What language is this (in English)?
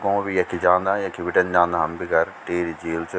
Garhwali